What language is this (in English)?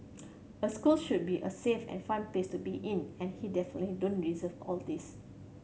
English